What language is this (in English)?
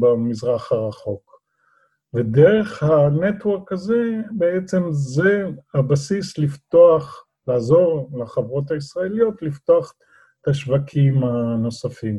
Hebrew